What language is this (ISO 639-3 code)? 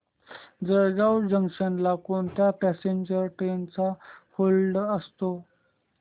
mar